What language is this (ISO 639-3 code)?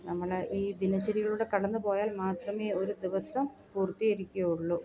mal